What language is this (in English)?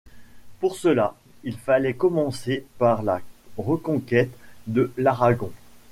French